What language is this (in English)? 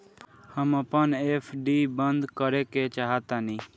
Bhojpuri